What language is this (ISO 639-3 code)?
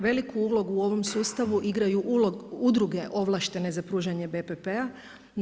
hrv